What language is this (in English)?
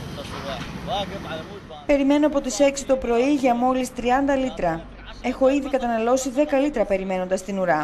Greek